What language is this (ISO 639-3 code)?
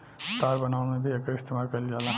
bho